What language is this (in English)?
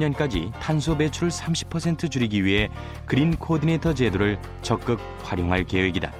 Korean